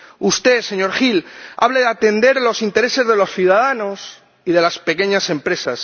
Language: Spanish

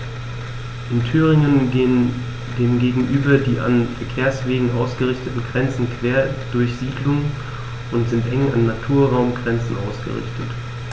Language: German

